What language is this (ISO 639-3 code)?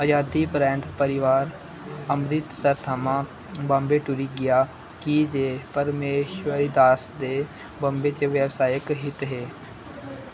doi